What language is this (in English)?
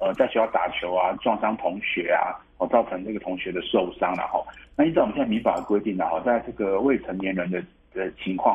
Chinese